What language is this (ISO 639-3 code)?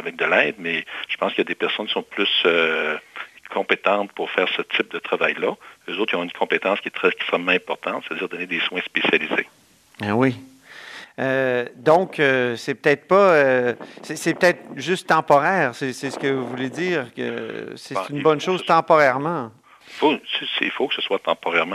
fra